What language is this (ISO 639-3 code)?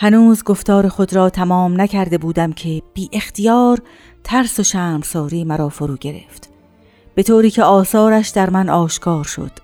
fas